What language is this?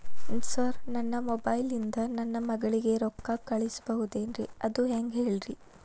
Kannada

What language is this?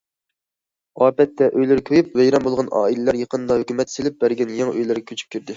Uyghur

